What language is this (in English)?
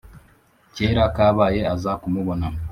Kinyarwanda